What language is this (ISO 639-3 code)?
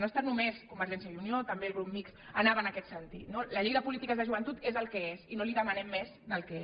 cat